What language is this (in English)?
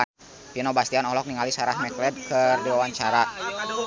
Sundanese